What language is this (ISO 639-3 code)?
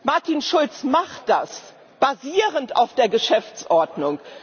deu